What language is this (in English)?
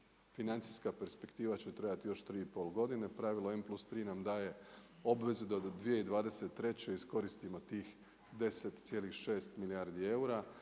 Croatian